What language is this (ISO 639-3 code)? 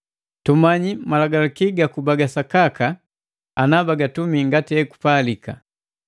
mgv